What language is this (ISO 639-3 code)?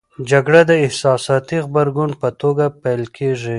pus